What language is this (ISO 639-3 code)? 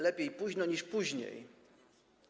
pol